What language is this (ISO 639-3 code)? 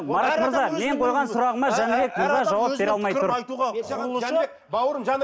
kaz